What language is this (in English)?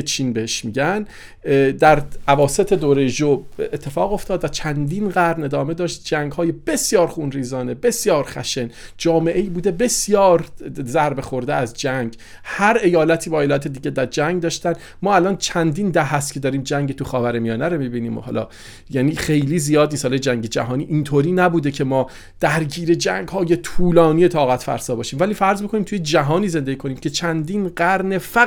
Persian